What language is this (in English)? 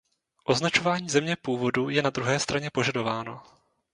Czech